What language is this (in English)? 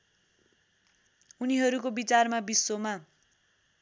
Nepali